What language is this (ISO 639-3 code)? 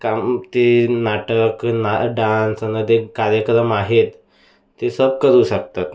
mar